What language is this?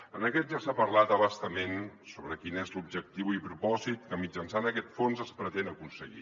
Catalan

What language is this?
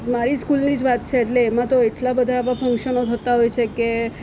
Gujarati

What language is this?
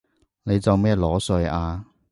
Cantonese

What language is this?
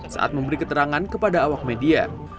Indonesian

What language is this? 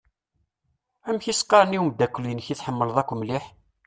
Kabyle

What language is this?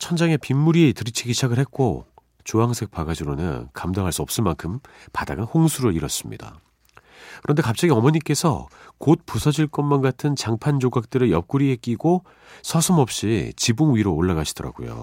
Korean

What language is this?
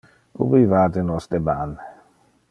Interlingua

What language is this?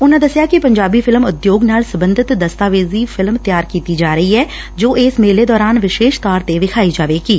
Punjabi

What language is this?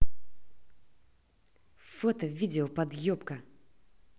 Russian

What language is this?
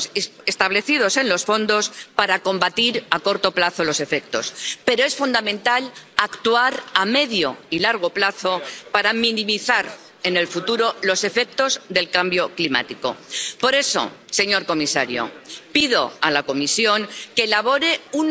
Spanish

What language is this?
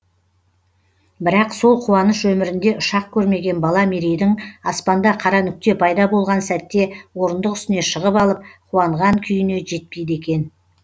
Kazakh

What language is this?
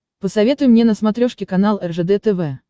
Russian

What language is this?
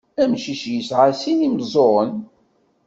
Kabyle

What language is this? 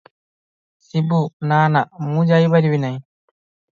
Odia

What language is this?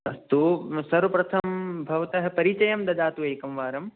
Sanskrit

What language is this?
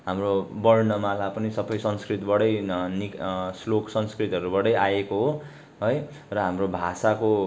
Nepali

